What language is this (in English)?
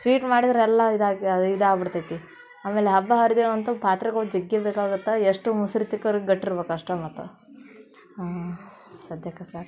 Kannada